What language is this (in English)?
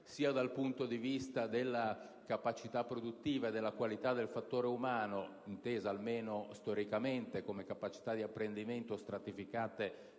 Italian